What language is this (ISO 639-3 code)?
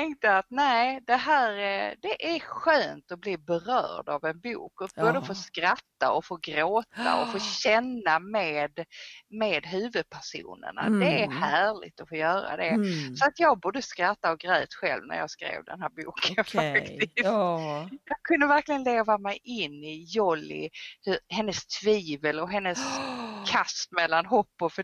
swe